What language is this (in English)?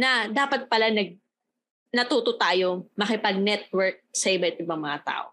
Filipino